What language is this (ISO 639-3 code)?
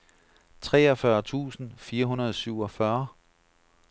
dan